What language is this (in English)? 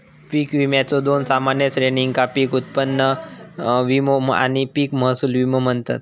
Marathi